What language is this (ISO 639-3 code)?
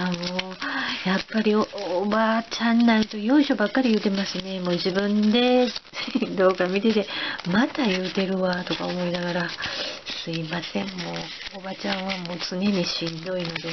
jpn